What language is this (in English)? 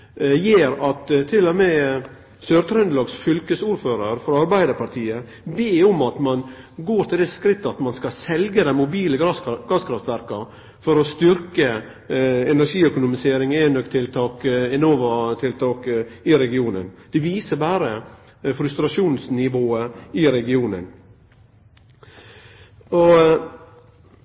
Norwegian Nynorsk